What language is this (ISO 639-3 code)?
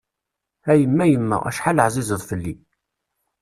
kab